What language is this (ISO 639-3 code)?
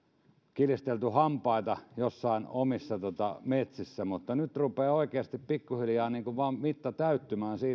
fin